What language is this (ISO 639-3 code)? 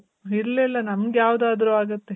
kan